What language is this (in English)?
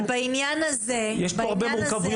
Hebrew